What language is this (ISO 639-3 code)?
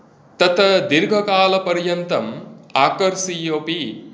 san